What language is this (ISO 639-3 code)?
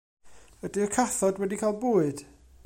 cym